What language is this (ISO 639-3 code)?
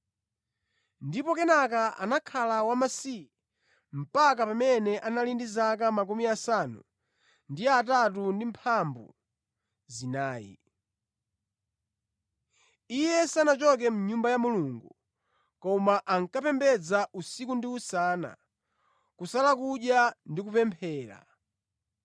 nya